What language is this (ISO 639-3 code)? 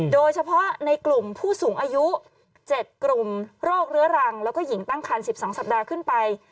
tha